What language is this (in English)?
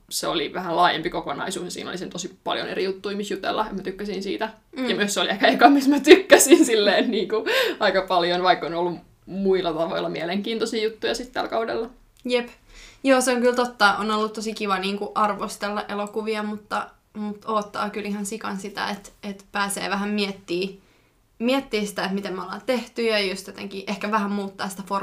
Finnish